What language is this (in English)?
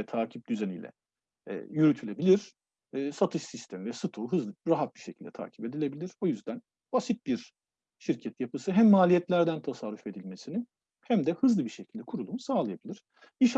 Turkish